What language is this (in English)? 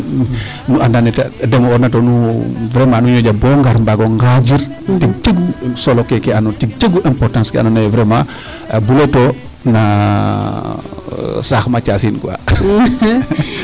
Serer